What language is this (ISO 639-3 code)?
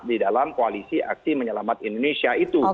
ind